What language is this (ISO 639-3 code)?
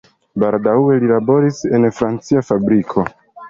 epo